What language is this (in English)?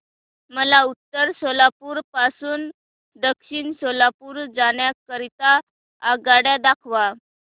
Marathi